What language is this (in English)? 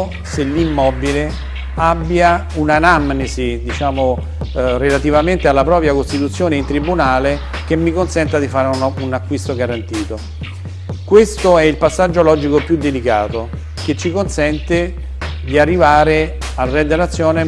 Italian